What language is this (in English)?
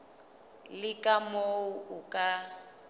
Southern Sotho